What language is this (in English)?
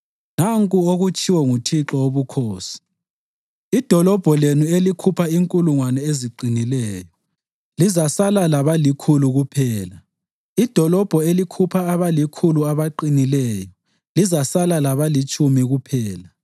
North Ndebele